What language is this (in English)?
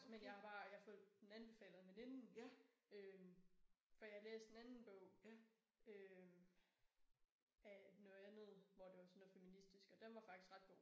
Danish